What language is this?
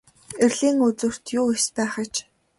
Mongolian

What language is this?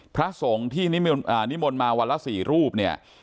Thai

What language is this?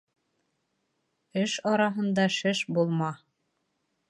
Bashkir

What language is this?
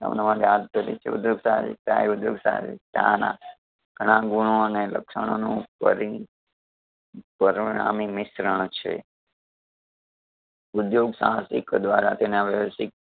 Gujarati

